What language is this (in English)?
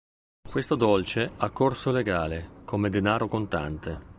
Italian